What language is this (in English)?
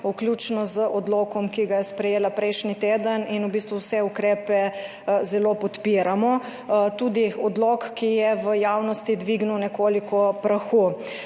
Slovenian